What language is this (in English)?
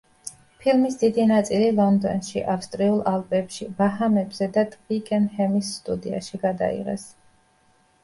Georgian